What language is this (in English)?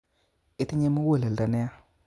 Kalenjin